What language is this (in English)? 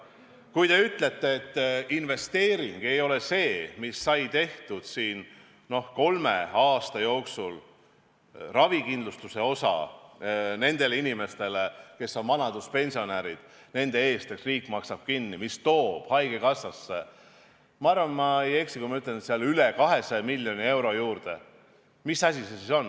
Estonian